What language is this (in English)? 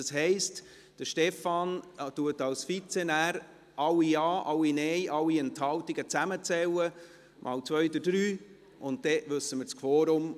Swiss German